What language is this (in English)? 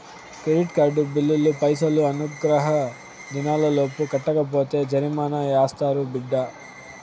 Telugu